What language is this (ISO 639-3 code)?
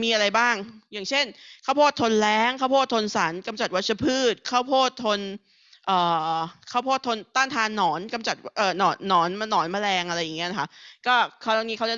tha